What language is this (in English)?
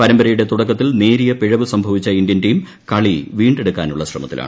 Malayalam